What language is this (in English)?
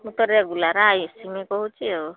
Odia